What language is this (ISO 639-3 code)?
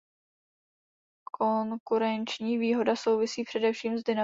ces